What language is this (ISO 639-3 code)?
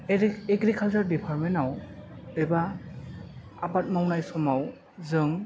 brx